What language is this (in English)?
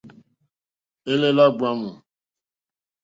Mokpwe